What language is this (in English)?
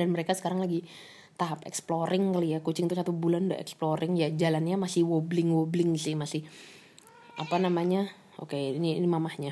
Indonesian